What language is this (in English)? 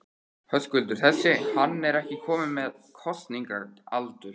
Icelandic